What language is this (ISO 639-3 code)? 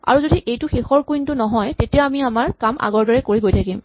asm